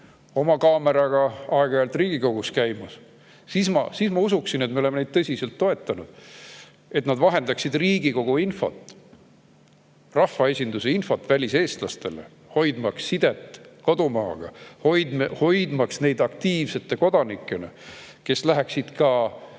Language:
Estonian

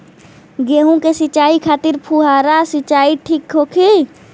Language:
Bhojpuri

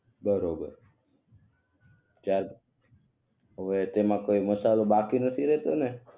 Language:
Gujarati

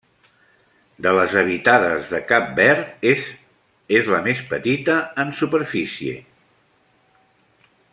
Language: Catalan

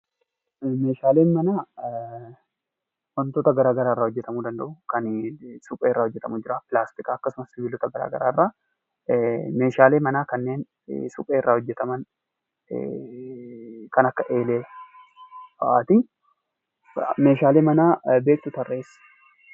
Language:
Oromo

